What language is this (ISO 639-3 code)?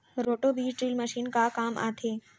hne